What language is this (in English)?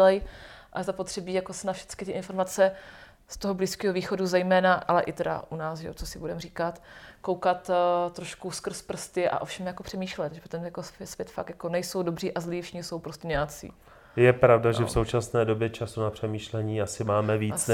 Czech